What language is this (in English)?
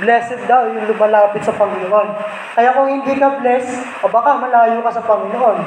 Filipino